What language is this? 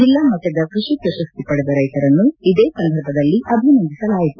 Kannada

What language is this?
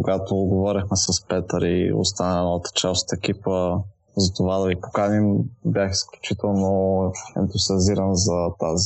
Bulgarian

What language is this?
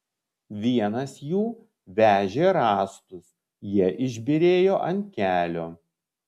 Lithuanian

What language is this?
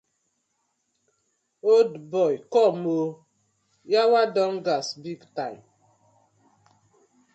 Nigerian Pidgin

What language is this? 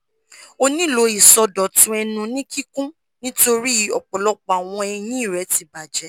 Yoruba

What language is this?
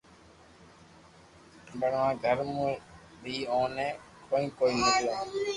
Loarki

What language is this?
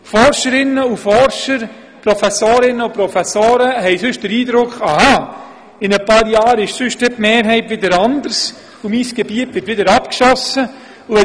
Swiss German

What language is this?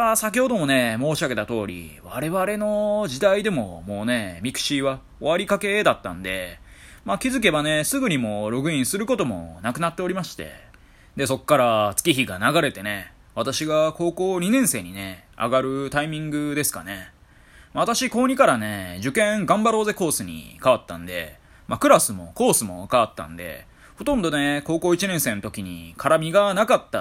Japanese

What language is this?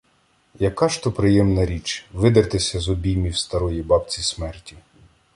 Ukrainian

